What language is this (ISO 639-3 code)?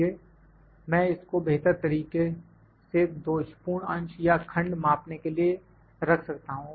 hin